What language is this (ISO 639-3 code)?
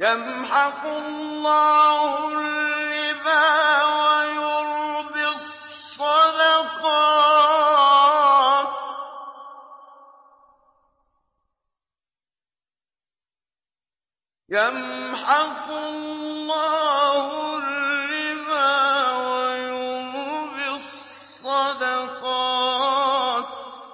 ara